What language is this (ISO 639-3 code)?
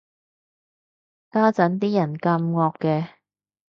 yue